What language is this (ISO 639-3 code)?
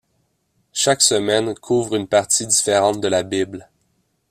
fra